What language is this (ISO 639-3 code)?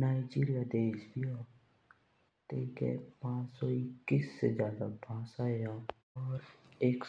jns